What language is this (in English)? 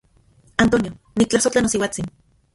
Central Puebla Nahuatl